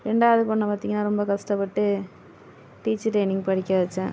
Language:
Tamil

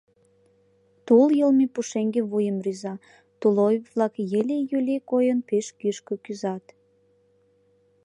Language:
Mari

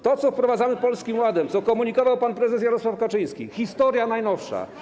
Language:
Polish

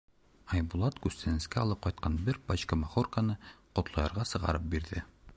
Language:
Bashkir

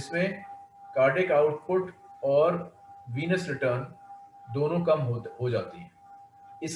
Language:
Hindi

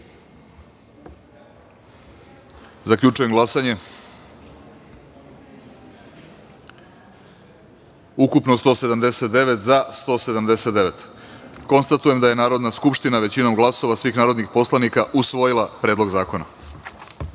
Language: Serbian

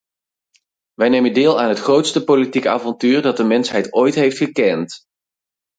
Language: Dutch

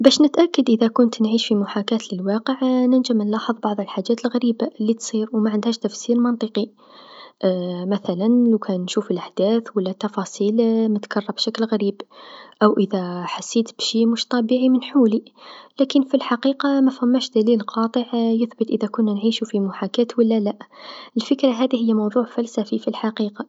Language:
Tunisian Arabic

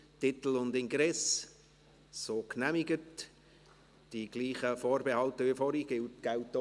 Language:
Swiss German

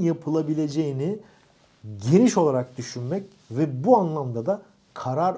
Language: Turkish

